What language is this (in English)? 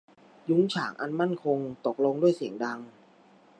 Thai